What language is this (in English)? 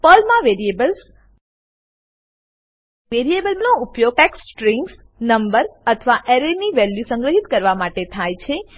Gujarati